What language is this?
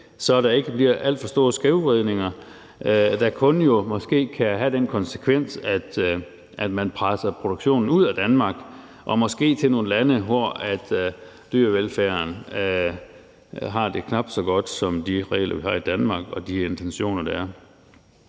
Danish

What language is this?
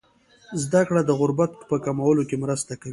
Pashto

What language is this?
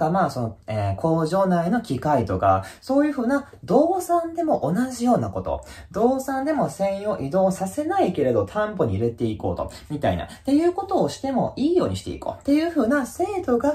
Japanese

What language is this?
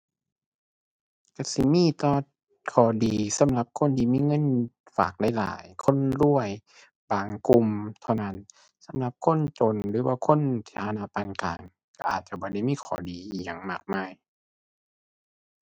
Thai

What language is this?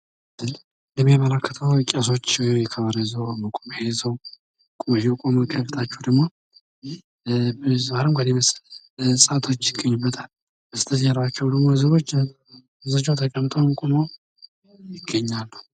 Amharic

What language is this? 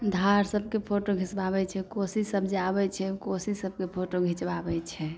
Maithili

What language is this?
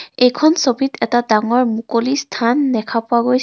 Assamese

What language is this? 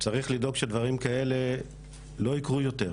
Hebrew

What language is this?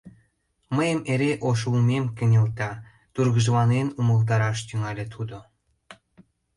Mari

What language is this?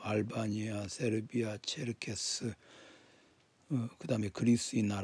Korean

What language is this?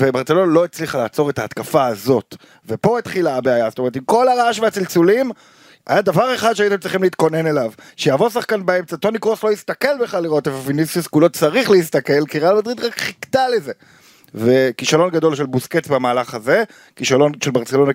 Hebrew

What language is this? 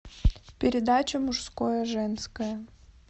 Russian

